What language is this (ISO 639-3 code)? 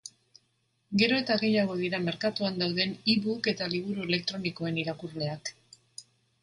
eus